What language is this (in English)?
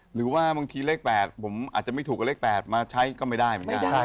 Thai